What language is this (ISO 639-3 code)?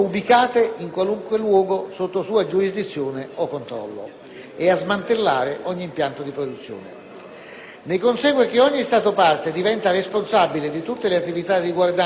ita